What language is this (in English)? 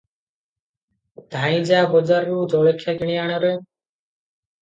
Odia